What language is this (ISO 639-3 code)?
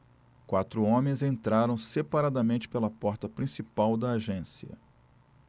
por